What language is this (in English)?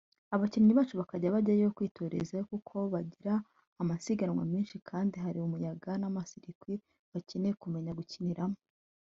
Kinyarwanda